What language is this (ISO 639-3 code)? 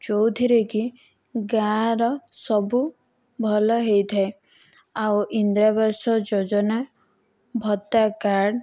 ori